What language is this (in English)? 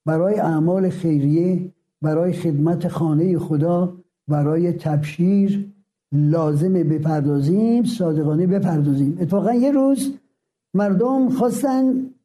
Persian